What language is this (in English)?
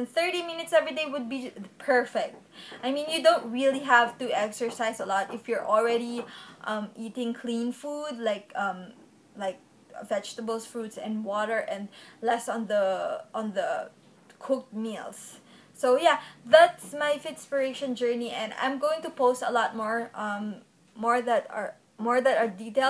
English